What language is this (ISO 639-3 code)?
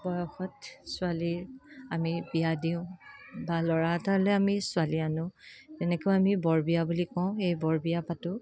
asm